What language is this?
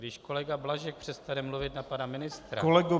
Czech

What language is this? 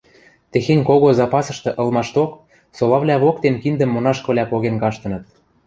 Western Mari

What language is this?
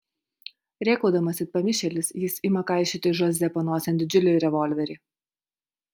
Lithuanian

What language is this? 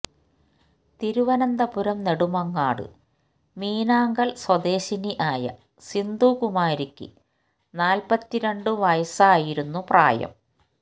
Malayalam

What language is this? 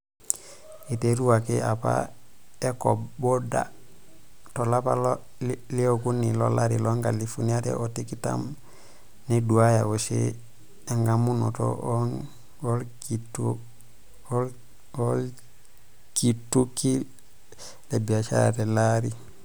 Masai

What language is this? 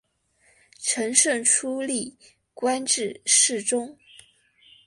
Chinese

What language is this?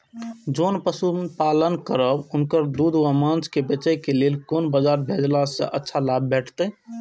Maithili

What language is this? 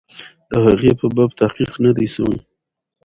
Pashto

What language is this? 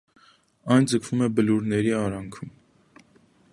Armenian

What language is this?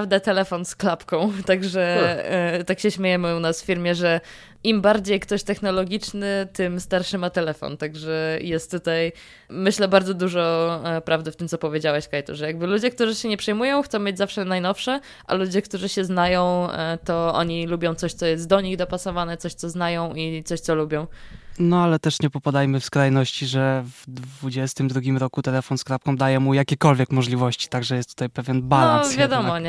Polish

